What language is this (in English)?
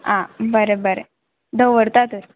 Konkani